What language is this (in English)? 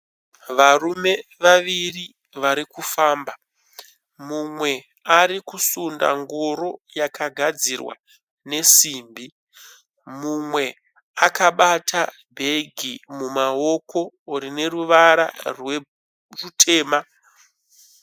Shona